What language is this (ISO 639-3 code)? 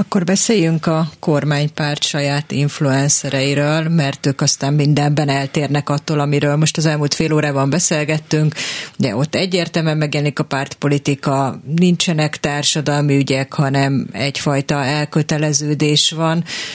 hun